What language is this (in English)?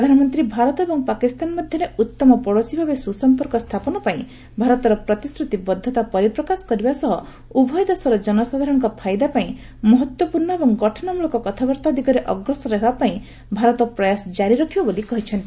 Odia